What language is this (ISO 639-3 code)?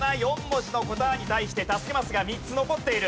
jpn